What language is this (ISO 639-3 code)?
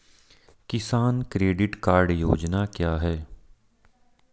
hin